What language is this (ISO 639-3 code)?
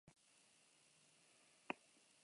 eus